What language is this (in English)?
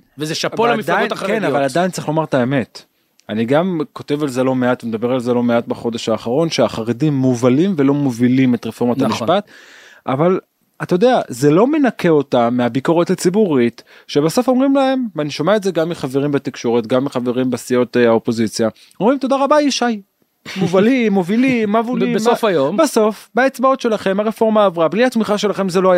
Hebrew